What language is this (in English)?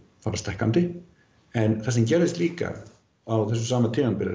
Icelandic